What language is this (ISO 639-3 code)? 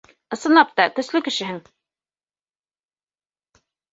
bak